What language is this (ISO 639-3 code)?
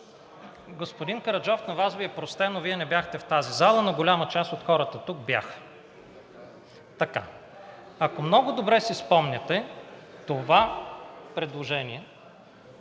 bul